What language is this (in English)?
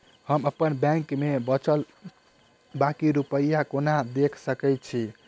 Maithili